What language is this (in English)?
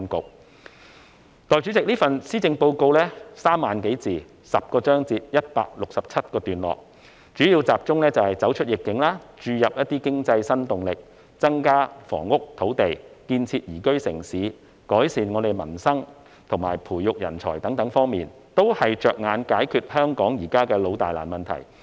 Cantonese